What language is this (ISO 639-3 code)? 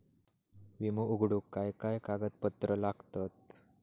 mar